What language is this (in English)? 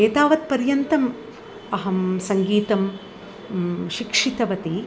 Sanskrit